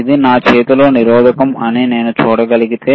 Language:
Telugu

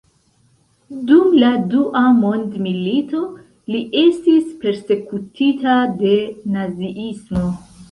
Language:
Esperanto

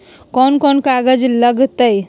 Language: Magahi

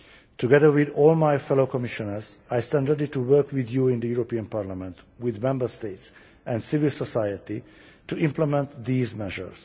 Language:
English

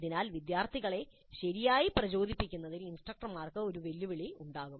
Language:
Malayalam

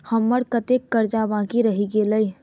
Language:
Maithili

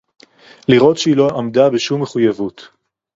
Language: Hebrew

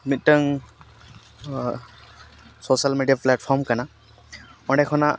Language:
Santali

